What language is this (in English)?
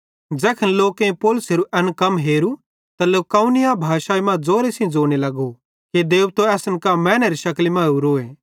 Bhadrawahi